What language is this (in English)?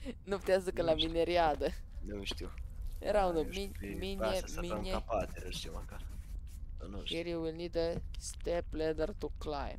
Romanian